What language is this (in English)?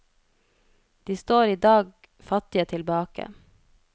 Norwegian